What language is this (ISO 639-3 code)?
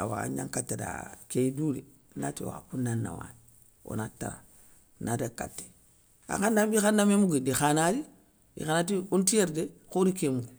snk